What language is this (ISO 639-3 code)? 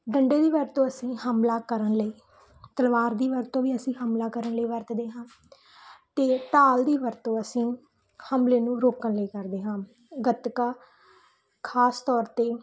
pan